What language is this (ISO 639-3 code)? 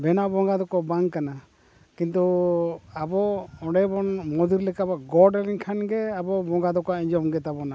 sat